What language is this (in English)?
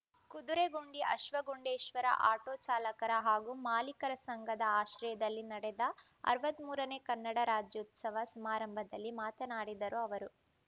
Kannada